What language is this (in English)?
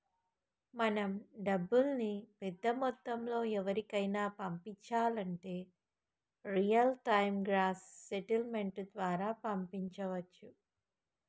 Telugu